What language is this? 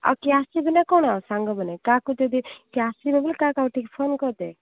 Odia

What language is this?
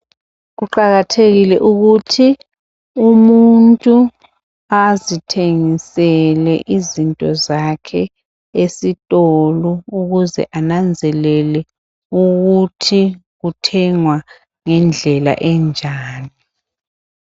North Ndebele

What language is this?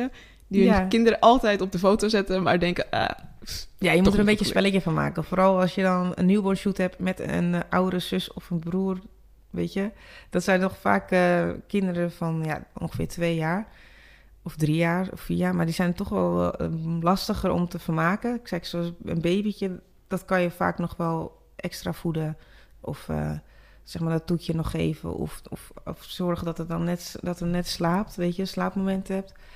Dutch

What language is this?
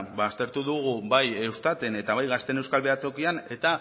Basque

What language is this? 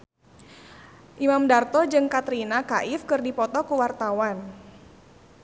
Sundanese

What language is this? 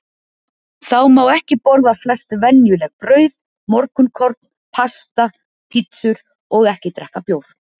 Icelandic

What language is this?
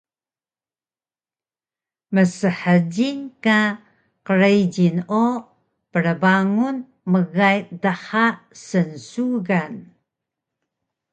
Taroko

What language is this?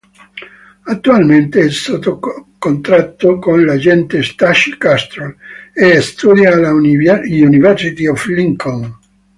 Italian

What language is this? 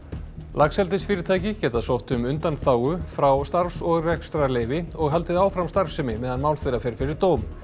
Icelandic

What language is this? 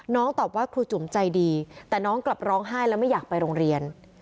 Thai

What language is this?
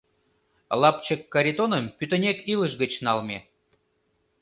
Mari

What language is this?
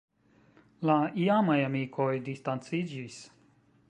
Esperanto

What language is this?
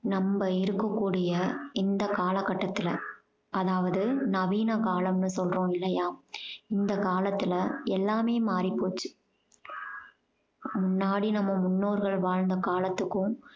Tamil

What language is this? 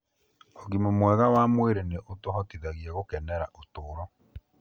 Kikuyu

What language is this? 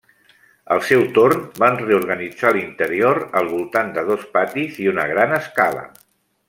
Catalan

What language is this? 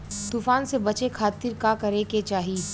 Bhojpuri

